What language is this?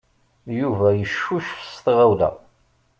Kabyle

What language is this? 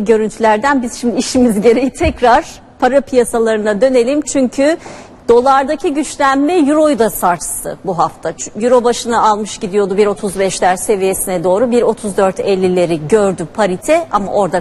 Turkish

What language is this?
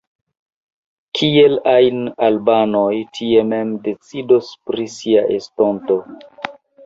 Esperanto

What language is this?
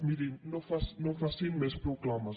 Catalan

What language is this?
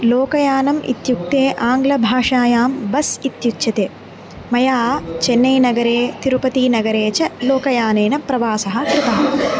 Sanskrit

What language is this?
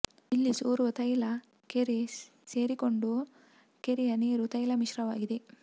Kannada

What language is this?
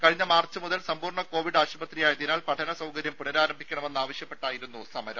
Malayalam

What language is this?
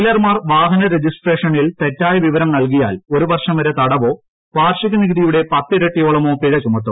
Malayalam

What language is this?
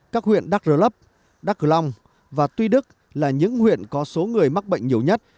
Vietnamese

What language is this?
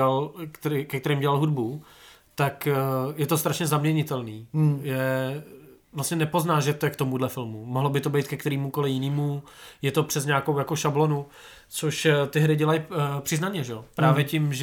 Czech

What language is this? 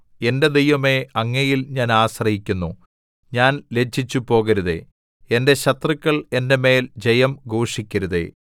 Malayalam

